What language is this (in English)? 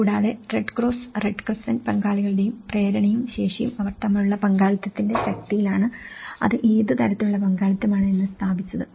Malayalam